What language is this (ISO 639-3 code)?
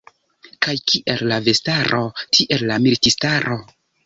epo